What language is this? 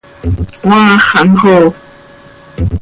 Seri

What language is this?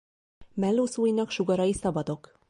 Hungarian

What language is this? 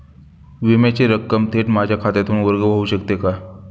Marathi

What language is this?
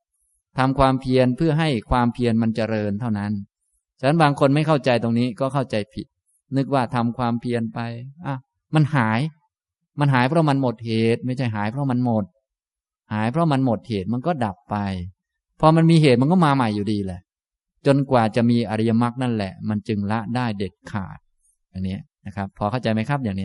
Thai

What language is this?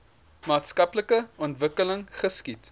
Afrikaans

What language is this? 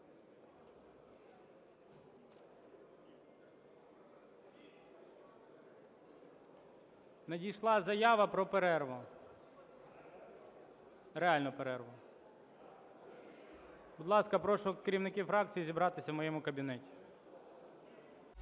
Ukrainian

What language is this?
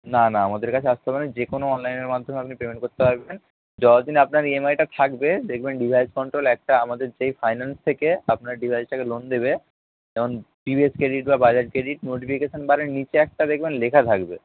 Bangla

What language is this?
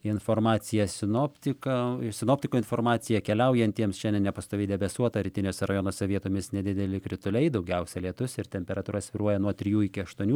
Lithuanian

